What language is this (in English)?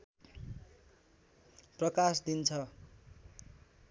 Nepali